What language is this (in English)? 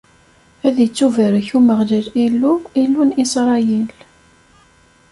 Kabyle